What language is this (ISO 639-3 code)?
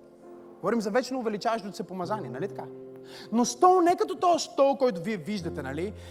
bul